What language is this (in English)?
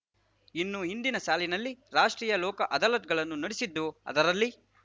Kannada